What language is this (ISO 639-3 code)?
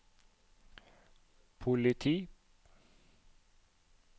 nor